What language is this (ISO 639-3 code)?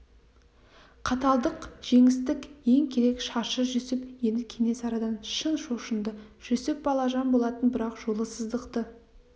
kaz